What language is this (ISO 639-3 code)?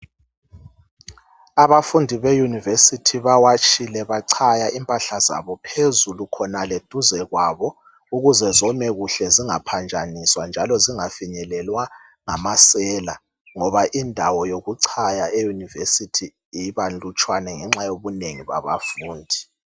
nde